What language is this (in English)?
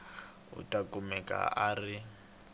Tsonga